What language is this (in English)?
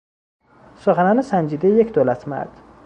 Persian